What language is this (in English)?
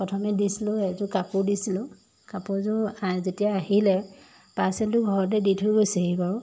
Assamese